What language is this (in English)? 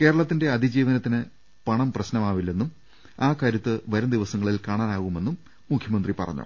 Malayalam